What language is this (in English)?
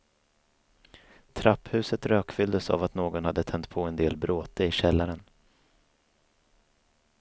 Swedish